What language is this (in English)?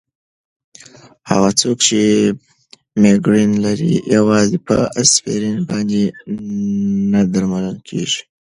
Pashto